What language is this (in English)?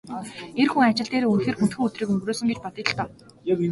Mongolian